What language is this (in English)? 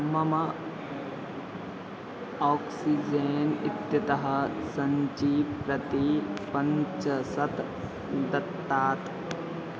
Sanskrit